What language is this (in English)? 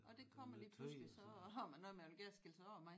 Danish